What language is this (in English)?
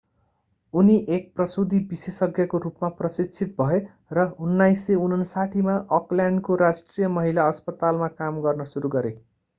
Nepali